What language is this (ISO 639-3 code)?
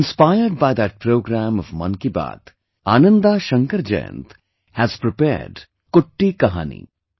eng